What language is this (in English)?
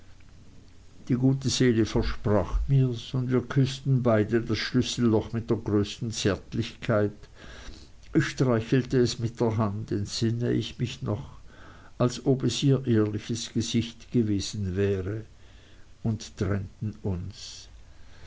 German